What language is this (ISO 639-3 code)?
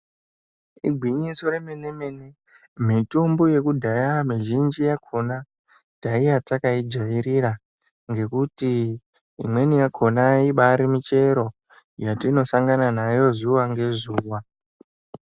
ndc